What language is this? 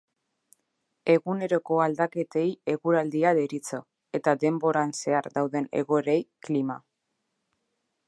Basque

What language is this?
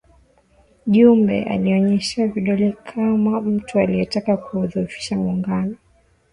Swahili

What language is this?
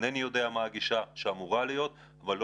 Hebrew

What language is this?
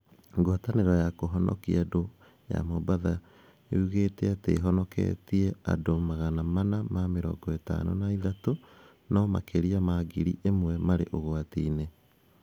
Kikuyu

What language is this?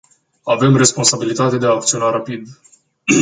Romanian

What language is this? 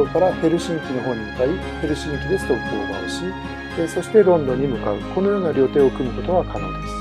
Japanese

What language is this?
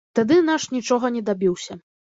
Belarusian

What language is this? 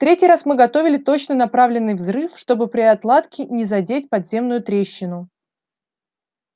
Russian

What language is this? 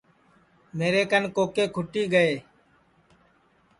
Sansi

